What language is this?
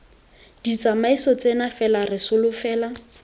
Tswana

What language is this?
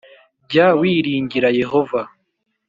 Kinyarwanda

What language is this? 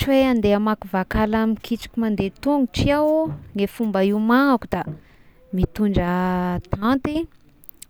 Tesaka Malagasy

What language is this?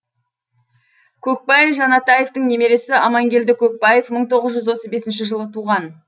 Kazakh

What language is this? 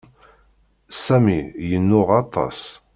Kabyle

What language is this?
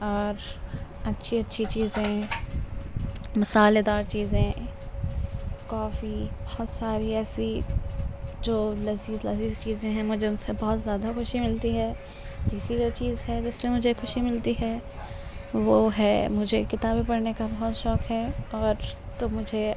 Urdu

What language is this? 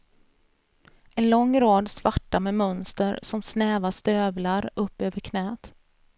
Swedish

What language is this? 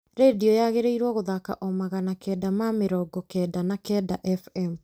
Kikuyu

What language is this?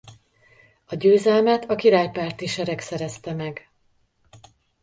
Hungarian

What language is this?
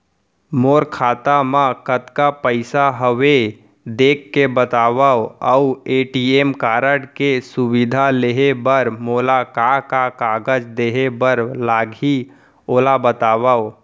Chhattisgarhi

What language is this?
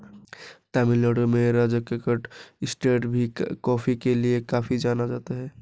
Hindi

